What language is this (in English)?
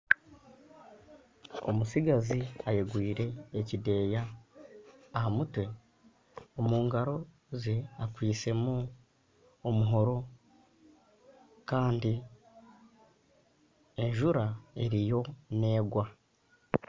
Nyankole